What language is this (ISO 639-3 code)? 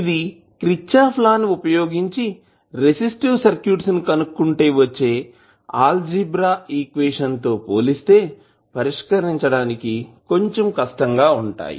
tel